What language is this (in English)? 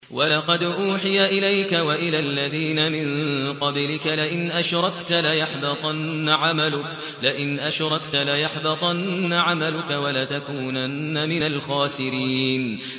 Arabic